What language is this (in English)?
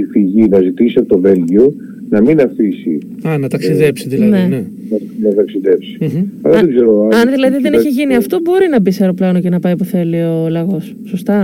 Greek